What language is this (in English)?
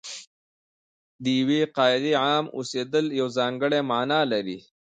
Pashto